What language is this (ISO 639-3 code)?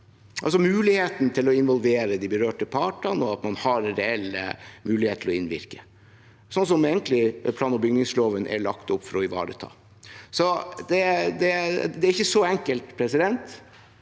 nor